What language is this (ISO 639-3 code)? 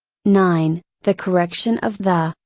eng